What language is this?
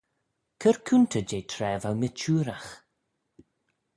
Manx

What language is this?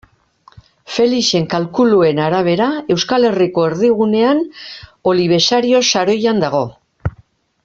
Basque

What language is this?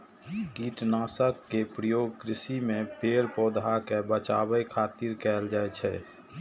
Maithili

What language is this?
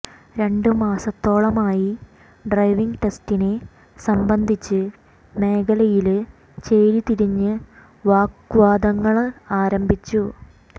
Malayalam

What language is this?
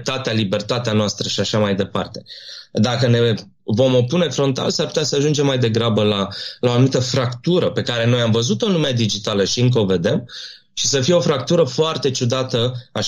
Romanian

